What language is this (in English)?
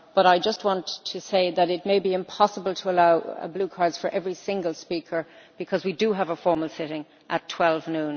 English